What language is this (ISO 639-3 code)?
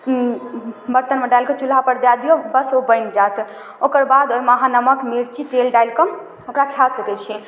mai